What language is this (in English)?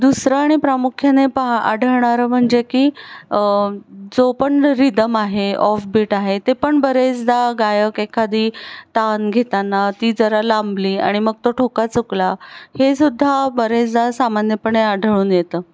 Marathi